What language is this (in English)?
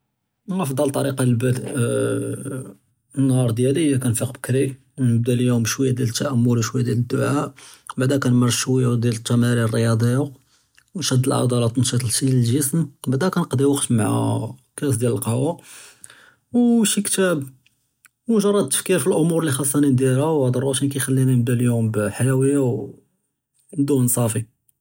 Judeo-Arabic